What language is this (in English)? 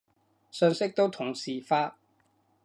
Cantonese